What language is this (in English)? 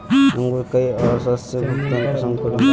Magahi